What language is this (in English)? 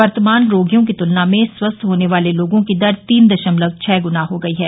Hindi